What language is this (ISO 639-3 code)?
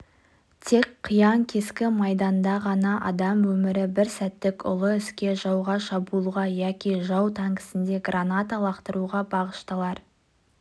kaz